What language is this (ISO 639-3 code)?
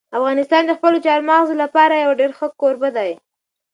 pus